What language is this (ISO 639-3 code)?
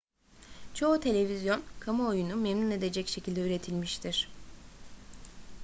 tur